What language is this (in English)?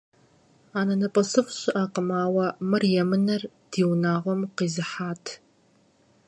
Kabardian